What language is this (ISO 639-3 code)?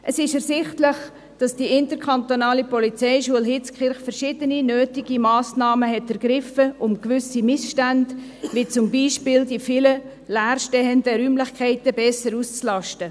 gsw